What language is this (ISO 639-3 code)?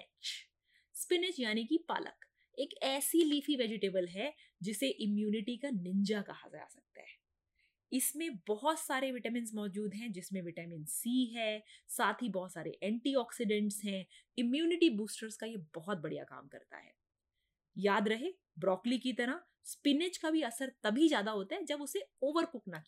hin